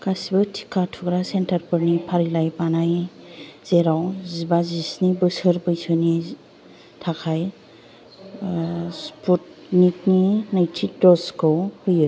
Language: Bodo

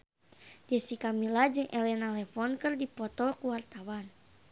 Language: Sundanese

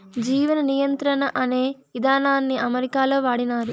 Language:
Telugu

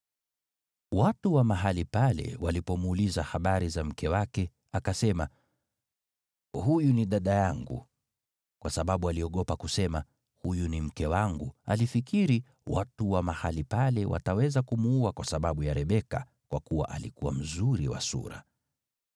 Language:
Swahili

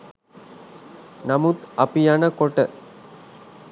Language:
Sinhala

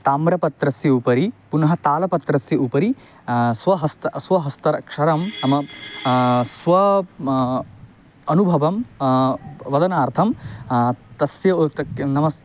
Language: Sanskrit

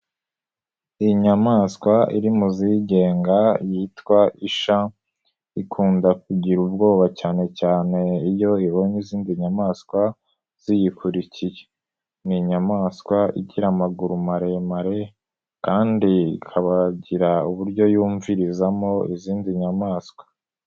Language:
Kinyarwanda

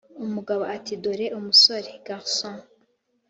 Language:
Kinyarwanda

